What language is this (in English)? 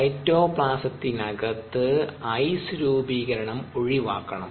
Malayalam